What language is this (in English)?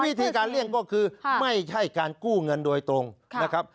Thai